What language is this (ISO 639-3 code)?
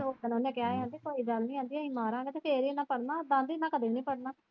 pan